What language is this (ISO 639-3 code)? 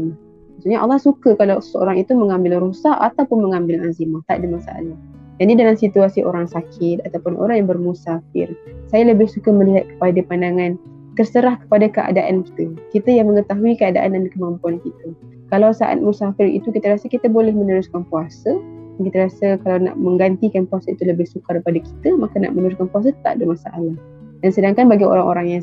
msa